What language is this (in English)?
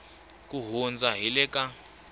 Tsonga